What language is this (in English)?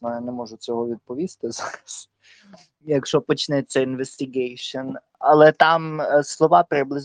Ukrainian